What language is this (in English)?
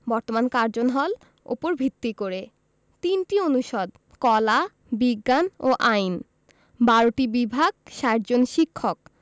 Bangla